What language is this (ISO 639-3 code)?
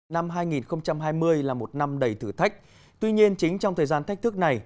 vie